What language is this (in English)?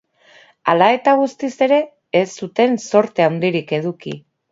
Basque